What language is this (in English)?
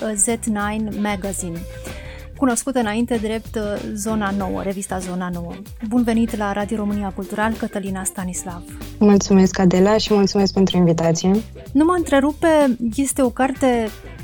Romanian